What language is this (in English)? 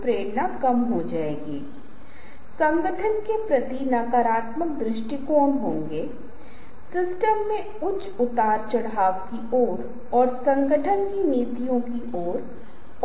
Hindi